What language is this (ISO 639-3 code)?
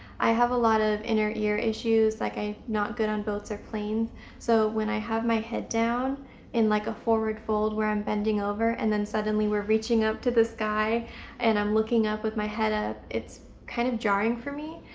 eng